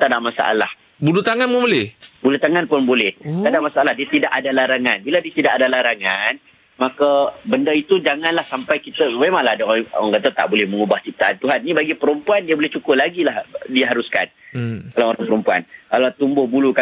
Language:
Malay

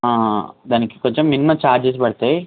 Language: Telugu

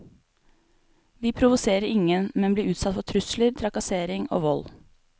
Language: Norwegian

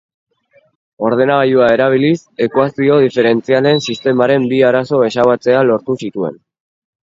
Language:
Basque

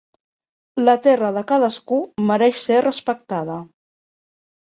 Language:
Catalan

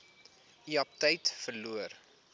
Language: Afrikaans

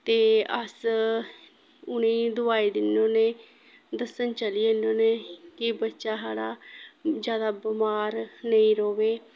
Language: Dogri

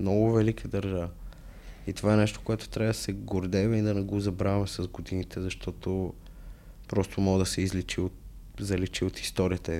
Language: Bulgarian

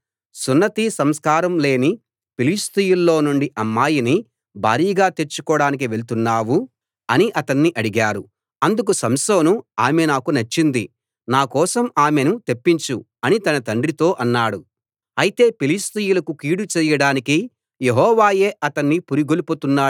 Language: Telugu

